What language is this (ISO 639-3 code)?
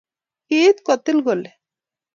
kln